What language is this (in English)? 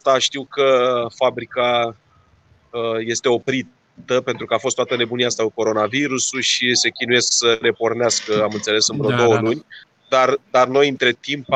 Romanian